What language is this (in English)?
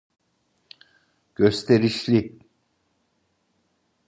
Turkish